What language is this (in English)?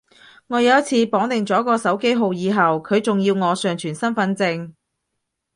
Cantonese